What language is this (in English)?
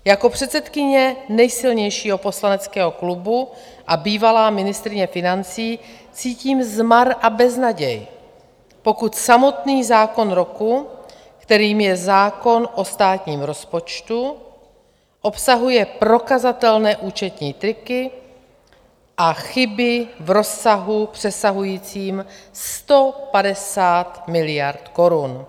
Czech